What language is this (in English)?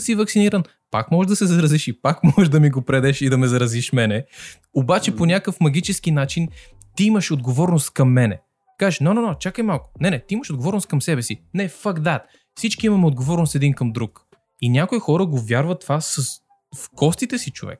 Bulgarian